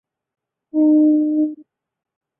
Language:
Chinese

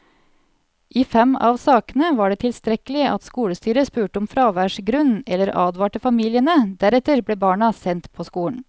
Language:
Norwegian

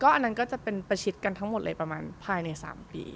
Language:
Thai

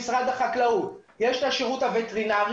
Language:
Hebrew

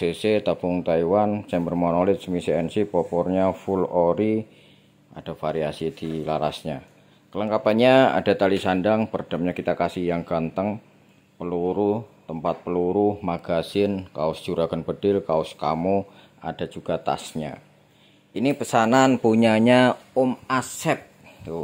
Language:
Indonesian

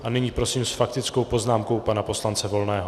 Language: Czech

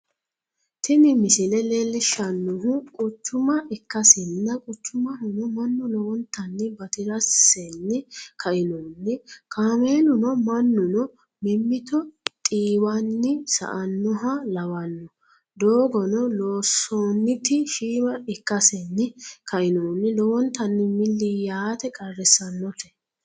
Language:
Sidamo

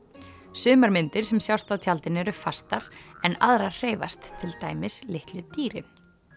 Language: Icelandic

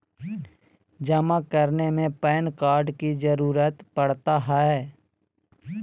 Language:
Magahi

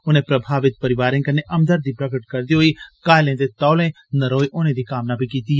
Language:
Dogri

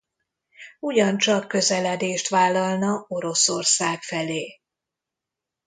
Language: Hungarian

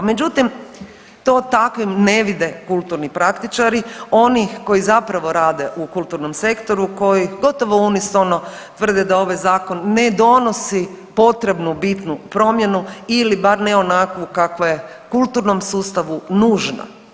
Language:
Croatian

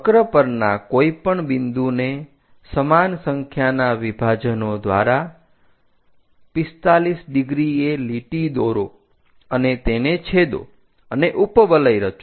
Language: Gujarati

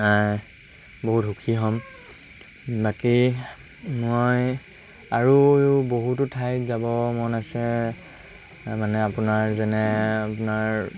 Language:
Assamese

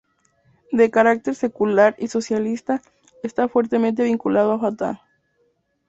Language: Spanish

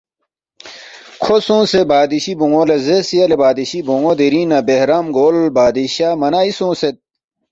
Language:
Balti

